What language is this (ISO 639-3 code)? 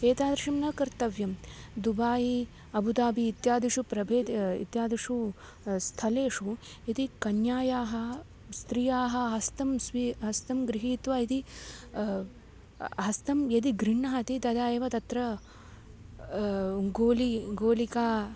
san